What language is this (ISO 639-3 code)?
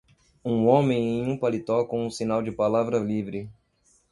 por